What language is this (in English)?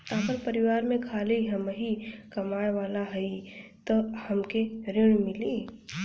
Bhojpuri